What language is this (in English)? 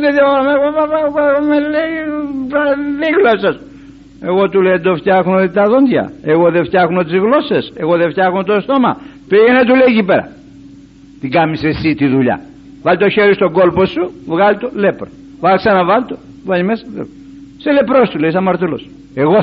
Greek